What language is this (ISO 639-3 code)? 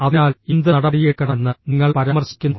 mal